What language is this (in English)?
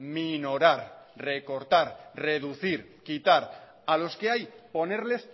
Spanish